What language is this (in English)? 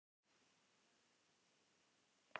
Icelandic